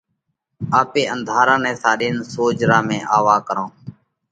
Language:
Parkari Koli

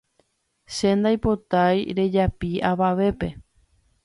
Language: Guarani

